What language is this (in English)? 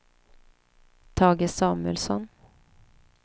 Swedish